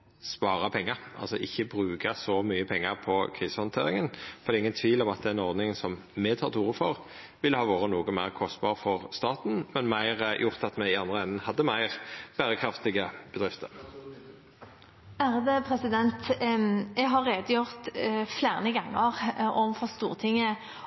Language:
Norwegian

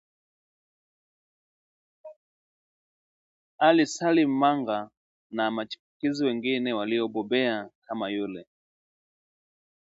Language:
Swahili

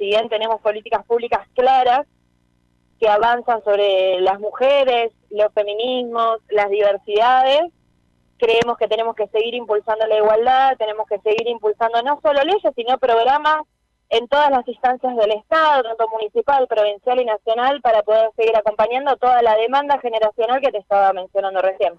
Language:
Spanish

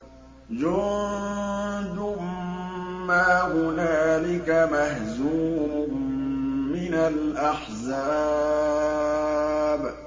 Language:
Arabic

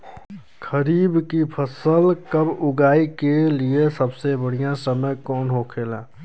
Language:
Bhojpuri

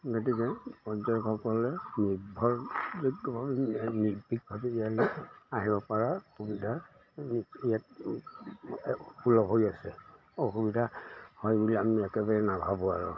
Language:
Assamese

